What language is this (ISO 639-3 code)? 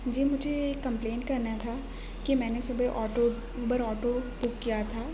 urd